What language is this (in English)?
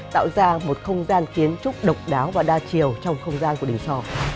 Vietnamese